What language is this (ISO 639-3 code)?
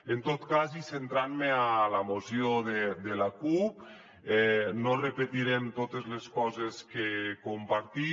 cat